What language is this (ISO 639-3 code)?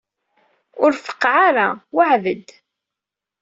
kab